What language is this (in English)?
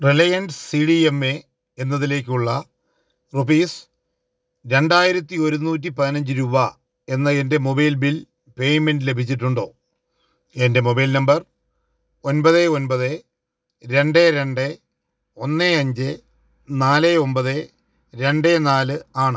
Malayalam